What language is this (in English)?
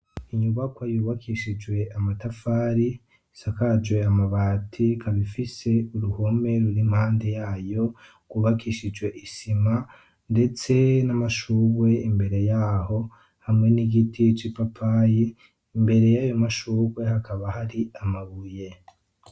Rundi